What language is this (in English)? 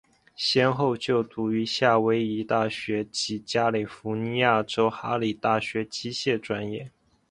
Chinese